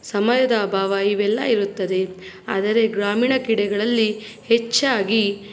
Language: Kannada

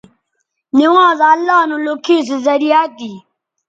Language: Bateri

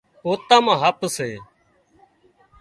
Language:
Wadiyara Koli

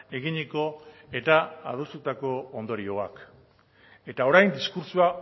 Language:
Basque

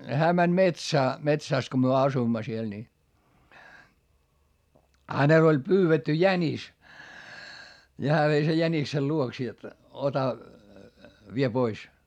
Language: Finnish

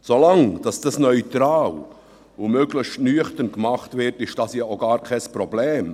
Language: Swiss German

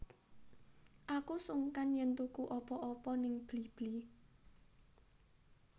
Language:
Javanese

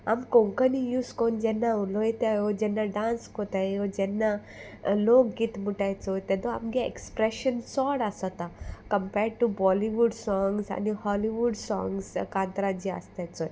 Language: Konkani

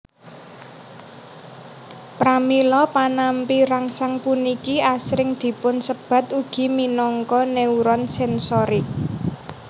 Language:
Javanese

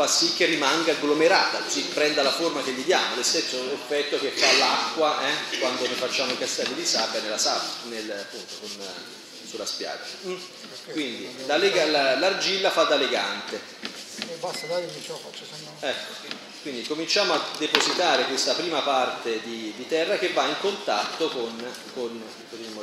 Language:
Italian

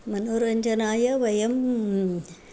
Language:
Sanskrit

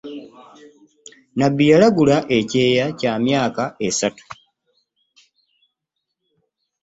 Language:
Ganda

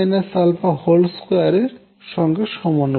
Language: Bangla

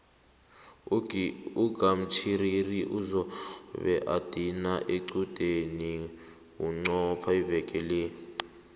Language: South Ndebele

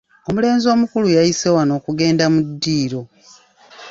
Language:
Ganda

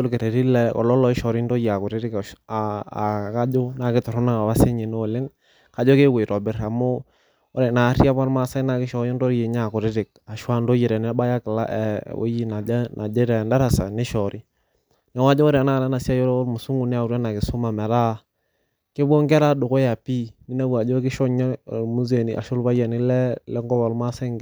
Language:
Masai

